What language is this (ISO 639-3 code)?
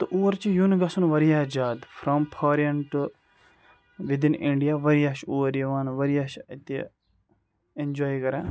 kas